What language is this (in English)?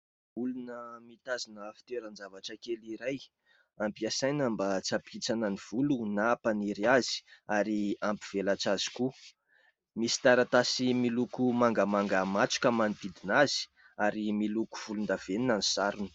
Malagasy